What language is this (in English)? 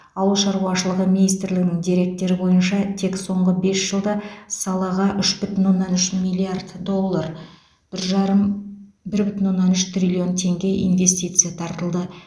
Kazakh